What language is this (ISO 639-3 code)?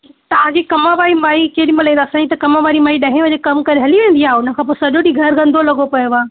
snd